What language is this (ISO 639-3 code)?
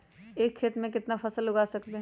mag